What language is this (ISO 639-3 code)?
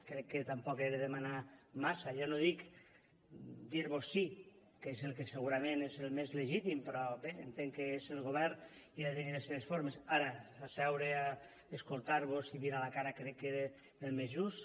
cat